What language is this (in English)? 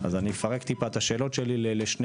Hebrew